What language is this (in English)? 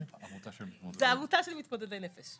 Hebrew